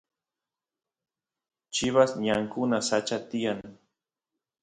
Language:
Santiago del Estero Quichua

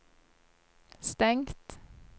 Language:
Norwegian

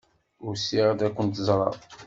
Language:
Kabyle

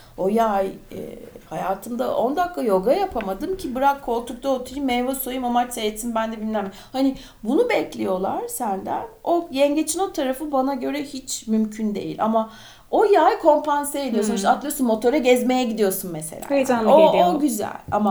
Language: Turkish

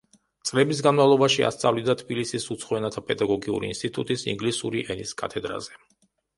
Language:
Georgian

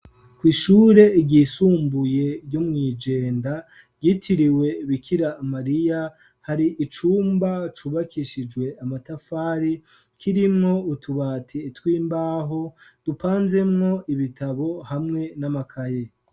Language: Rundi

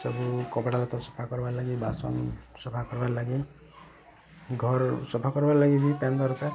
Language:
Odia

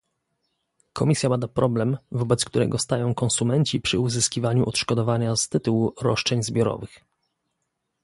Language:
Polish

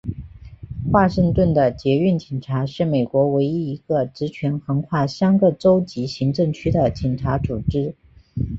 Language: Chinese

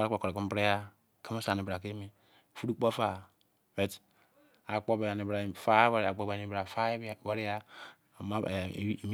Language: Izon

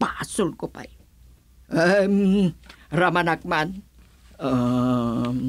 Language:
Filipino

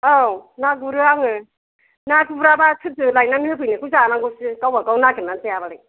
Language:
Bodo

